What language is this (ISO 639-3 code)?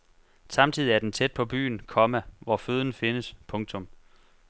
dan